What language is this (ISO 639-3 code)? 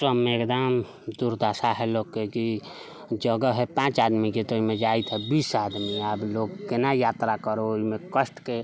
mai